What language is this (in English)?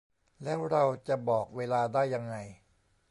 Thai